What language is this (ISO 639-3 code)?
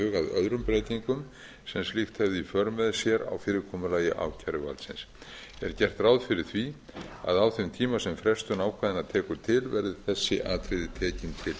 isl